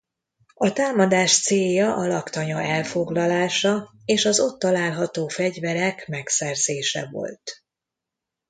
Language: Hungarian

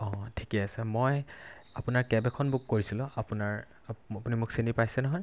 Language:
Assamese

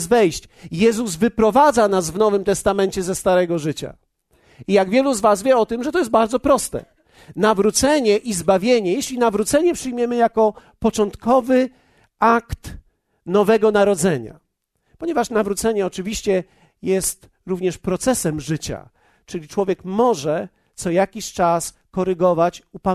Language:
Polish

